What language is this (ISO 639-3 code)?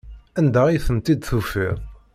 kab